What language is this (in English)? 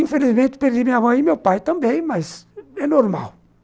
Portuguese